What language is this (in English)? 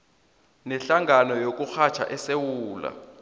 South Ndebele